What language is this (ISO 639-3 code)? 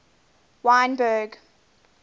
eng